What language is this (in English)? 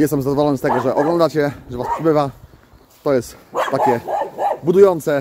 Polish